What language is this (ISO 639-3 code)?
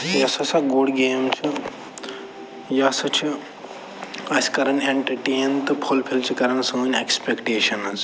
kas